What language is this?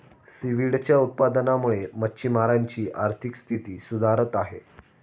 Marathi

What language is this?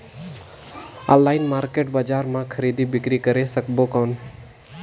Chhattisgarhi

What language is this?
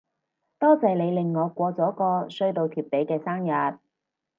Cantonese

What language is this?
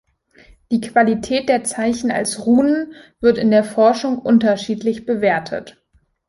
German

